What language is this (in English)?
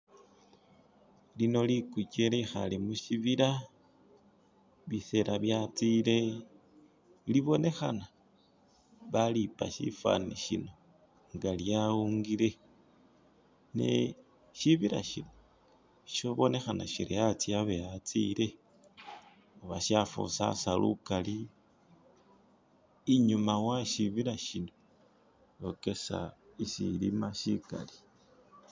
Masaaba